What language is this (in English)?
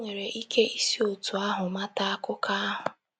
Igbo